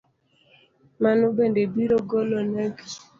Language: Luo (Kenya and Tanzania)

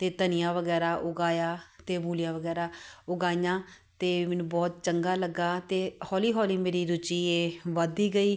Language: Punjabi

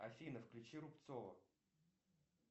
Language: Russian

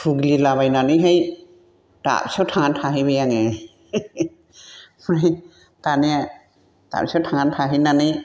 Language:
Bodo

